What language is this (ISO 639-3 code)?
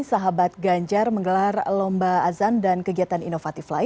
ind